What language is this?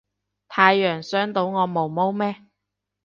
Cantonese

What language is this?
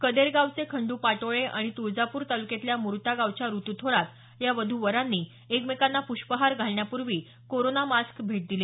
Marathi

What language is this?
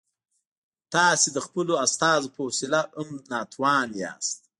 Pashto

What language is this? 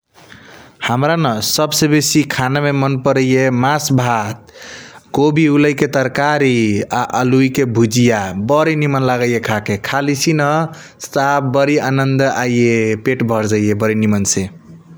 Kochila Tharu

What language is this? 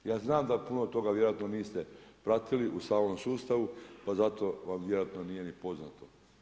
Croatian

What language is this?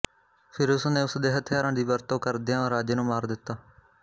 Punjabi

